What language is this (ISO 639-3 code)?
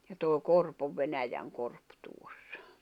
fin